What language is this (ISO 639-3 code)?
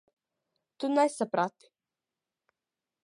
lav